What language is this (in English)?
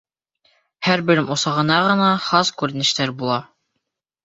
Bashkir